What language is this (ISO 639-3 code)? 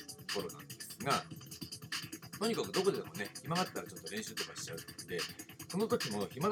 jpn